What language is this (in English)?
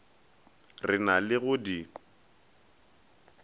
Northern Sotho